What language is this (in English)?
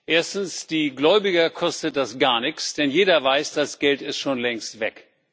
German